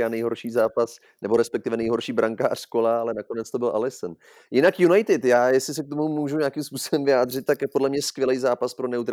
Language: Czech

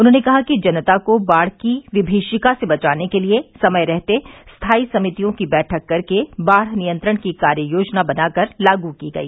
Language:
Hindi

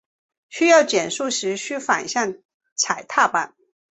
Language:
Chinese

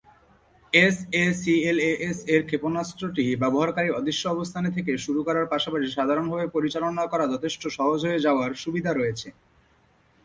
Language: Bangla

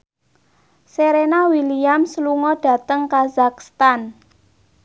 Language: Javanese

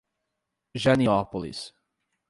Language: Portuguese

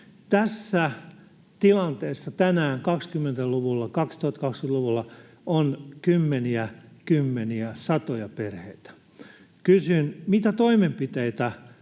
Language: Finnish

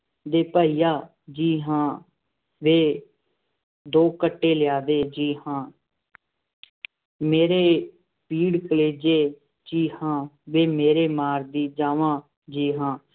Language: Punjabi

